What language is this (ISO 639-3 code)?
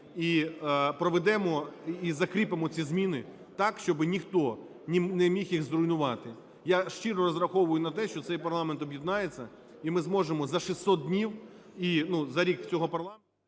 ukr